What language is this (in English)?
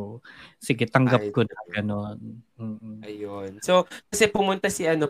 Filipino